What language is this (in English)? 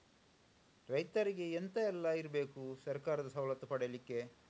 Kannada